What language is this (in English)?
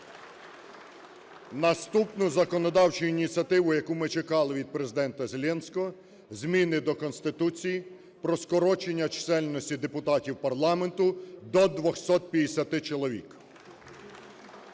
Ukrainian